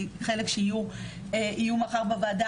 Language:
Hebrew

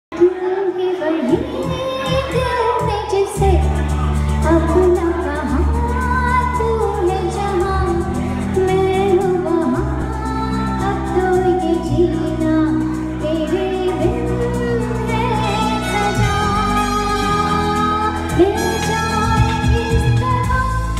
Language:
Vietnamese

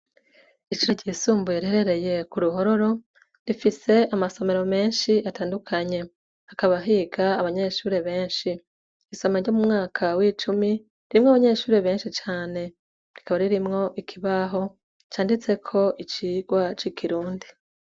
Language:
Rundi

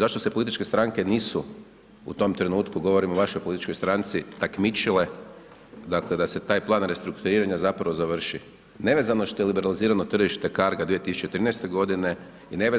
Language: Croatian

